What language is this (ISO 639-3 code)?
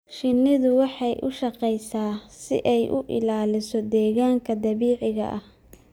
som